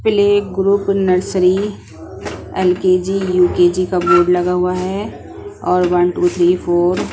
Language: Hindi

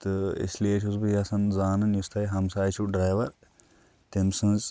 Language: Kashmiri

